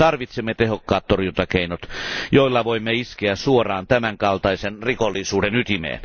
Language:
Finnish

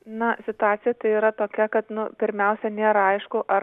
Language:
Lithuanian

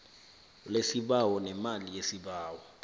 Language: South Ndebele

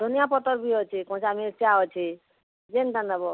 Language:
Odia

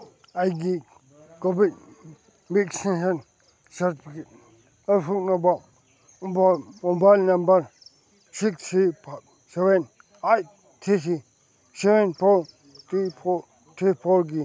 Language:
Manipuri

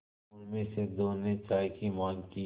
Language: Hindi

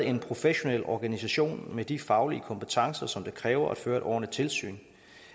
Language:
Danish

